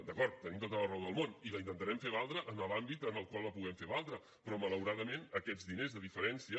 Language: Catalan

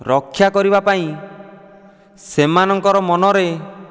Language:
Odia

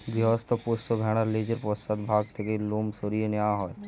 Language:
Bangla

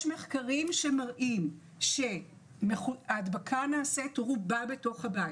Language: Hebrew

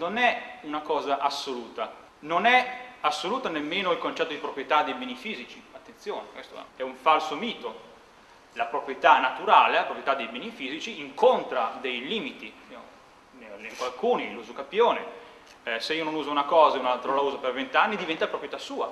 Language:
Italian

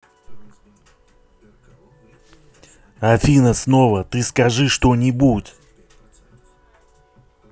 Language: Russian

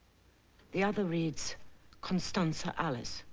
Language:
English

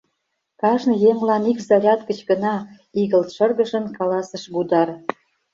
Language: Mari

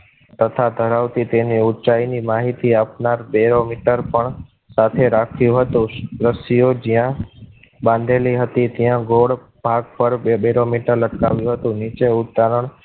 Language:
Gujarati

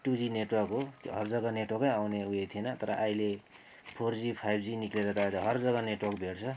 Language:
Nepali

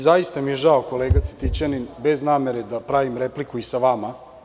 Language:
Serbian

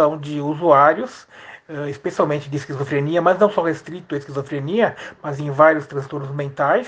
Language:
Portuguese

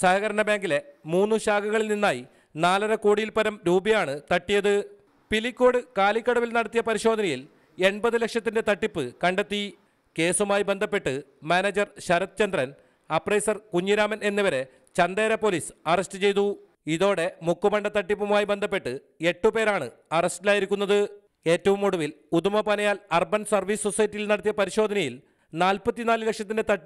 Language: Romanian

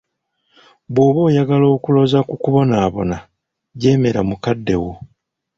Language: Ganda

